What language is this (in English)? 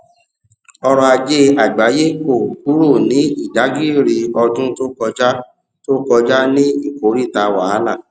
Yoruba